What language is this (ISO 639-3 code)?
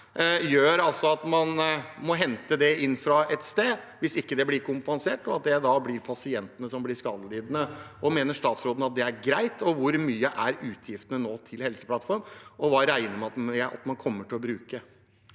nor